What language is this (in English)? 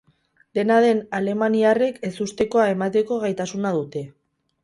Basque